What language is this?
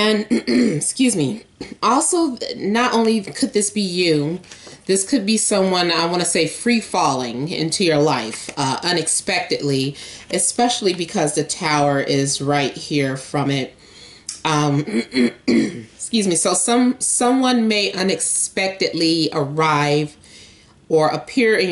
English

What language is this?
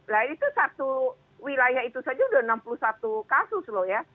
Indonesian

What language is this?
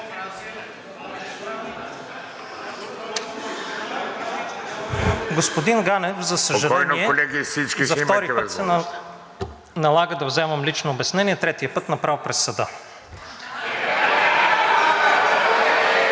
Bulgarian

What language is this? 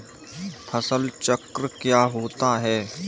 Hindi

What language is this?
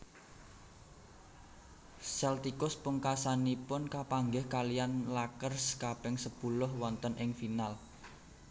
Javanese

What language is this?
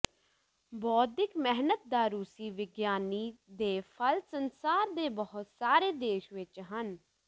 Punjabi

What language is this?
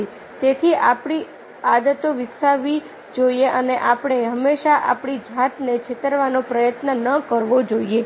Gujarati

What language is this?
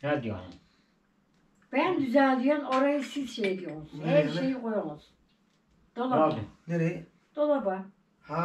Turkish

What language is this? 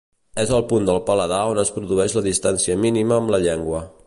Catalan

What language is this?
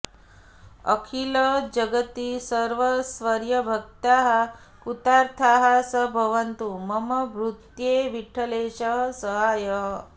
Sanskrit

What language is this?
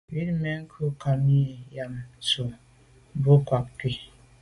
Medumba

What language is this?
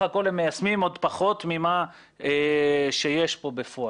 Hebrew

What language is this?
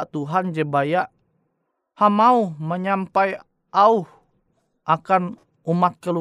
Indonesian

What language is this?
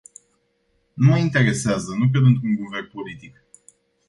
Romanian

